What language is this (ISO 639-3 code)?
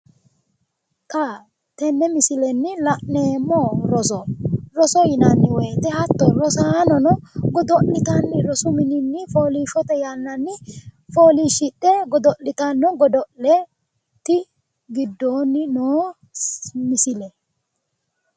sid